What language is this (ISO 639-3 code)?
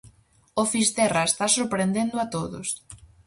glg